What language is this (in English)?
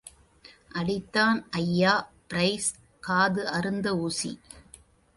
Tamil